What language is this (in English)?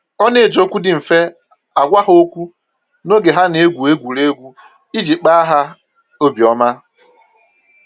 Igbo